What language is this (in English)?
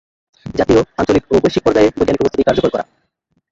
Bangla